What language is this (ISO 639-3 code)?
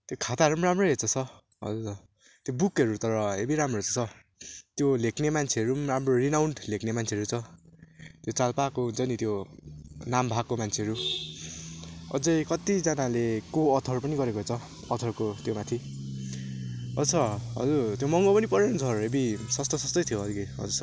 nep